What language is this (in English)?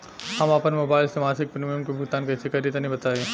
Bhojpuri